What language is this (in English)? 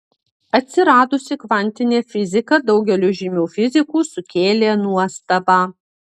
Lithuanian